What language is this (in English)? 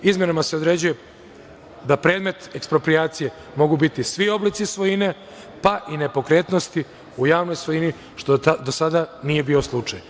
Serbian